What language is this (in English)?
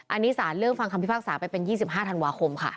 Thai